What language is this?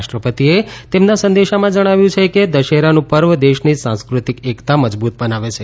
Gujarati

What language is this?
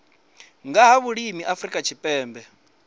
Venda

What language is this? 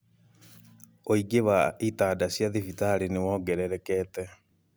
Kikuyu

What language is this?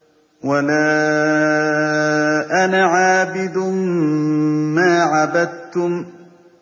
Arabic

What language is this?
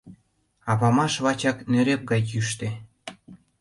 Mari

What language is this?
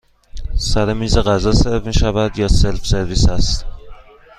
Persian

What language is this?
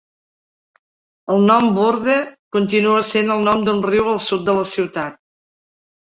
Catalan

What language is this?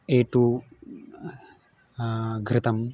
Sanskrit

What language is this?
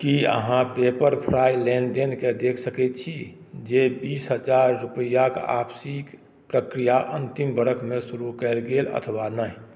Maithili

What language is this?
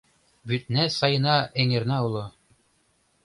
Mari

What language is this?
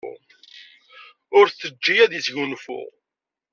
Kabyle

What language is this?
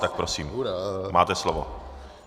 Czech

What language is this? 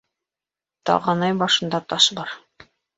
Bashkir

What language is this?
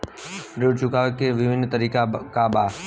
Bhojpuri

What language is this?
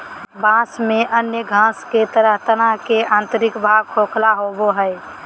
Magahi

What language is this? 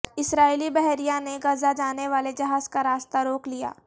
Urdu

